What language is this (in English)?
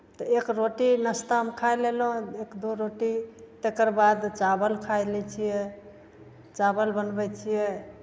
Maithili